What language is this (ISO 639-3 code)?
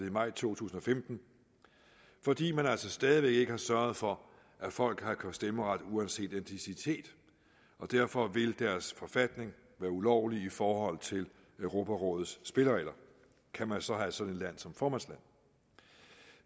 dan